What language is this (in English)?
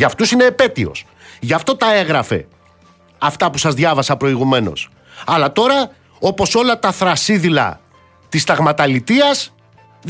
Greek